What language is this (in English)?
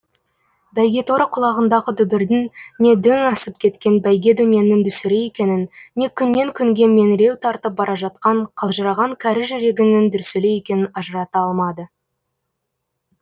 Kazakh